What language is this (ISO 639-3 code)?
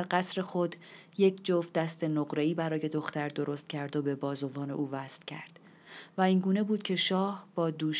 fas